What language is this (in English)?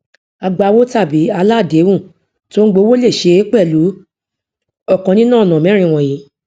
Yoruba